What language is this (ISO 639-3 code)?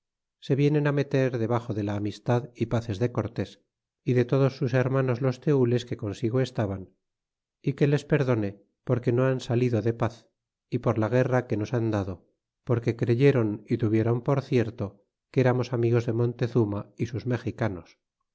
spa